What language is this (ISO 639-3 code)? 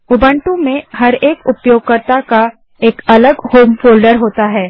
hin